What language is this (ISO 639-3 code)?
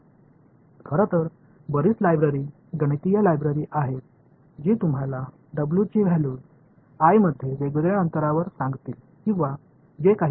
mar